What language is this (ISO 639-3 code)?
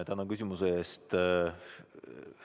est